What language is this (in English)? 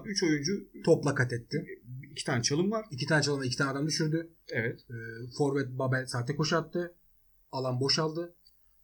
Turkish